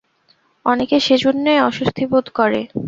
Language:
Bangla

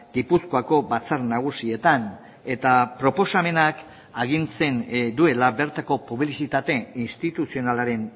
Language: Basque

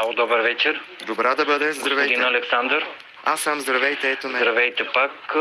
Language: Bulgarian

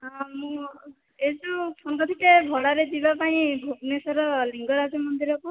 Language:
Odia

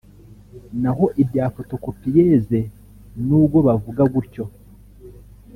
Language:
Kinyarwanda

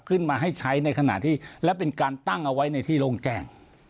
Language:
Thai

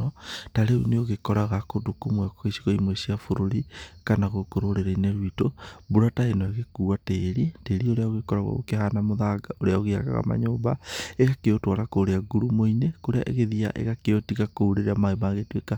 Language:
Kikuyu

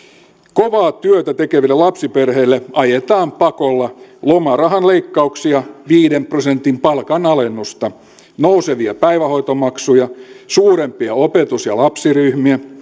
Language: Finnish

